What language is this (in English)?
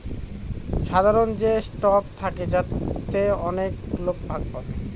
Bangla